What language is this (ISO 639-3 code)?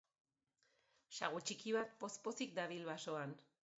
eus